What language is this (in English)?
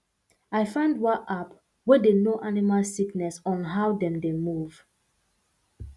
Nigerian Pidgin